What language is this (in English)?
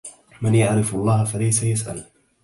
Arabic